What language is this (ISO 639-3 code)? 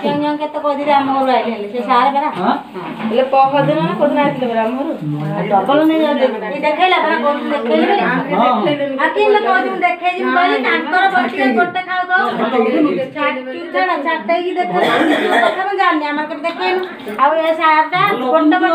kor